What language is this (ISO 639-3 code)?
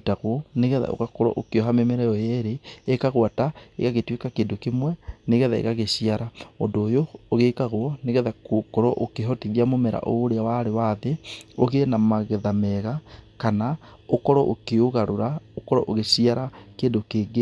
kik